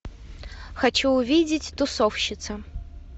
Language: Russian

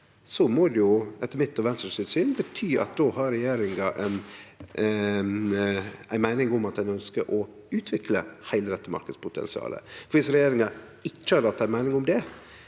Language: Norwegian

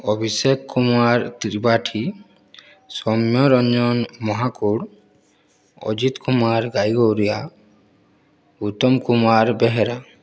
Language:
Odia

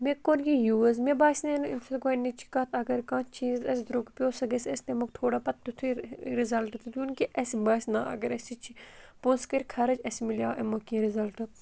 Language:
Kashmiri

